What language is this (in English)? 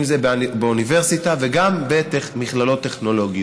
Hebrew